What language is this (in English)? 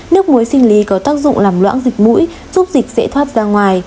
Vietnamese